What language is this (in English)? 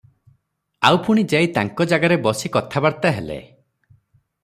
Odia